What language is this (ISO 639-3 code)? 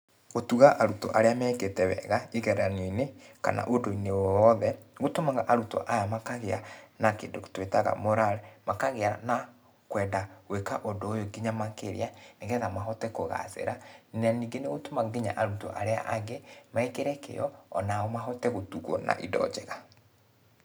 kik